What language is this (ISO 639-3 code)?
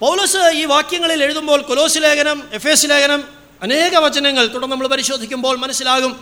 mal